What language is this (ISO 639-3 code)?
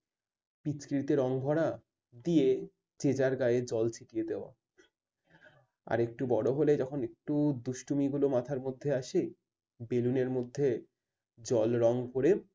ben